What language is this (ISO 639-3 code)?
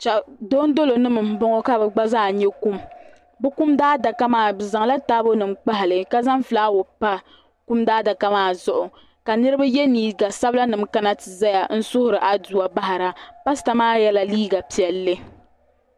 dag